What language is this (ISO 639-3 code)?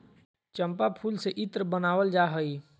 mag